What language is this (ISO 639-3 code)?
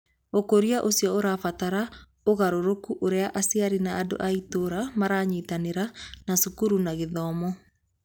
kik